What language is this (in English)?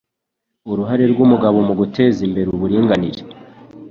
Kinyarwanda